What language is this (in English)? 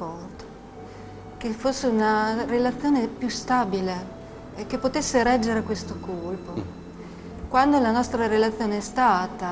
Italian